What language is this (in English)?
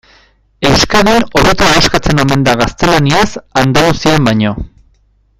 Basque